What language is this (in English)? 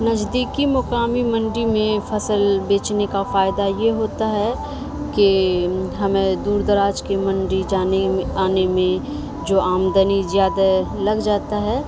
Urdu